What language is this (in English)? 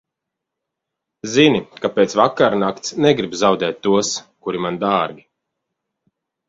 Latvian